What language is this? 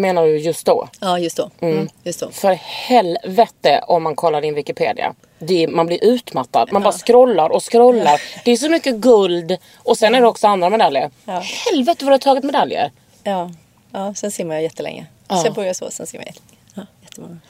Swedish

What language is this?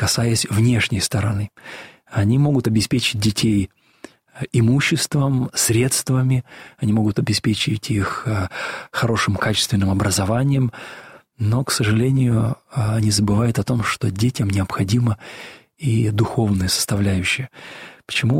Russian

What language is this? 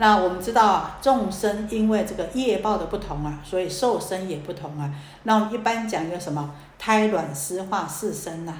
Chinese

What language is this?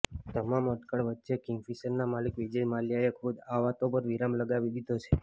Gujarati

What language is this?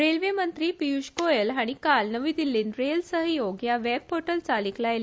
Konkani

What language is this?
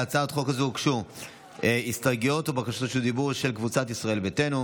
Hebrew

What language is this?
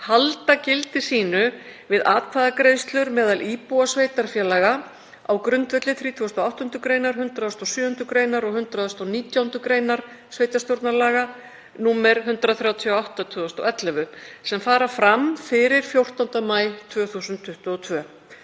Icelandic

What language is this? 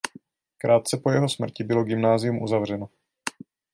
Czech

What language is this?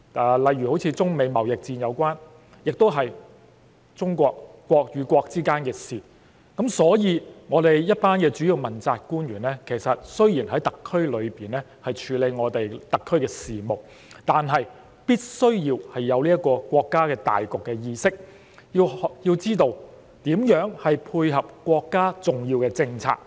Cantonese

